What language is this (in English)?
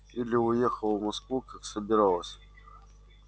Russian